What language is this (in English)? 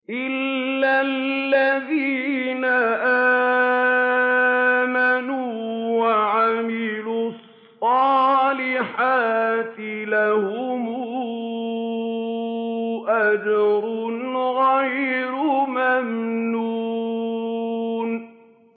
Arabic